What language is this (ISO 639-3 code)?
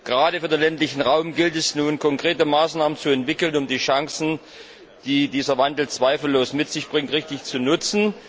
deu